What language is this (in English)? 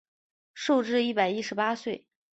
Chinese